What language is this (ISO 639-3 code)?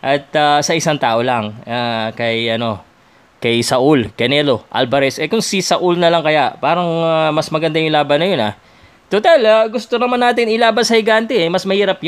fil